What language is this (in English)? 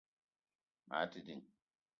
Eton (Cameroon)